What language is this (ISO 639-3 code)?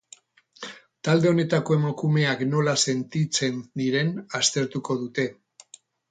eus